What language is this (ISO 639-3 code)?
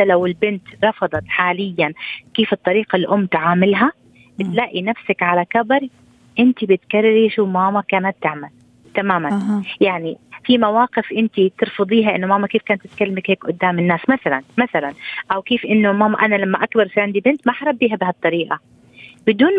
ara